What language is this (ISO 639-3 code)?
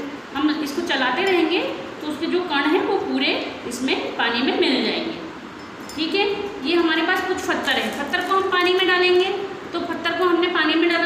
hin